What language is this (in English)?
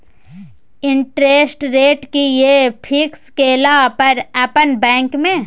Maithili